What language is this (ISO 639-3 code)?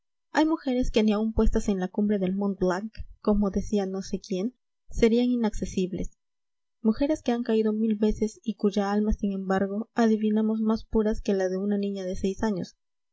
spa